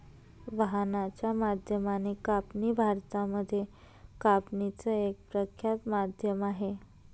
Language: Marathi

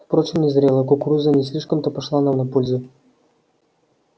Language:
Russian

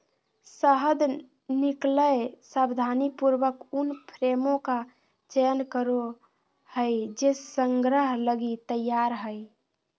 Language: Magahi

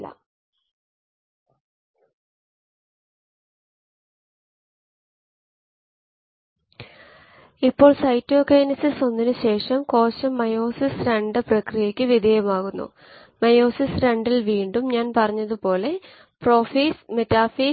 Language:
Malayalam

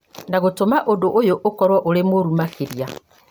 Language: Kikuyu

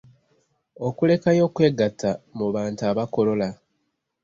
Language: Ganda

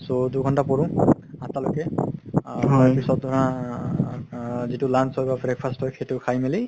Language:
Assamese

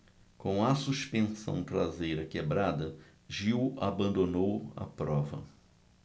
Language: Portuguese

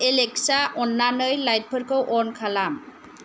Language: Bodo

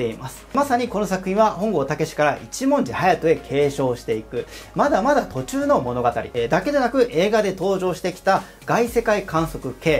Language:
Japanese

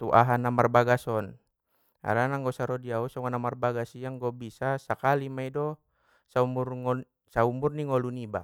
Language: Batak Mandailing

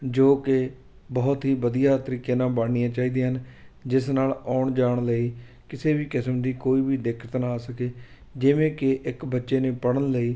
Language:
Punjabi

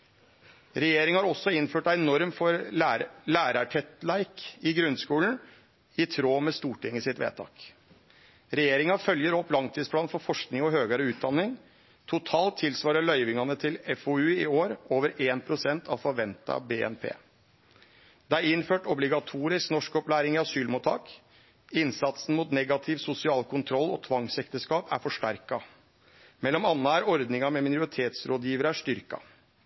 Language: Norwegian Nynorsk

